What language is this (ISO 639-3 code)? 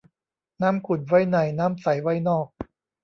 tha